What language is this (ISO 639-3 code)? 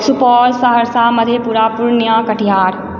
mai